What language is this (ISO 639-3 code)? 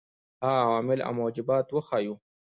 pus